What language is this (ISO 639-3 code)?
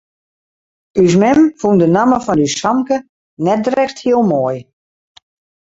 fry